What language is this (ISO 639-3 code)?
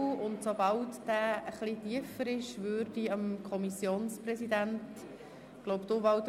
gsw